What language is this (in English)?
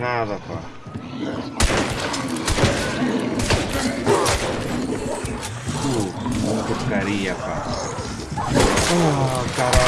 Portuguese